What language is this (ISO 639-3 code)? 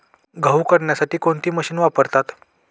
mar